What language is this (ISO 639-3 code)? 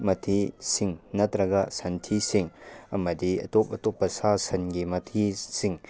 mni